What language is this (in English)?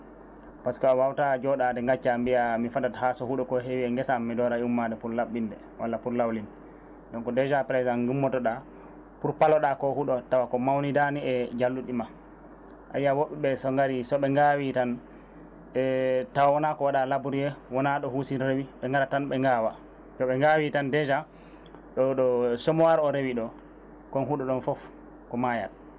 Fula